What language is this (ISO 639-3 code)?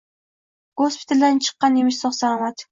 uzb